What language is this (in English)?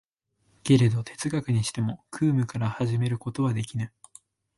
Japanese